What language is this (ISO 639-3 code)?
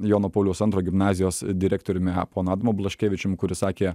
lit